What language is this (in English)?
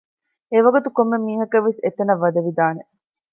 Divehi